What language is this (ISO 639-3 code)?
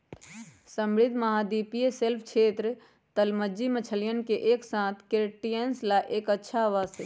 mag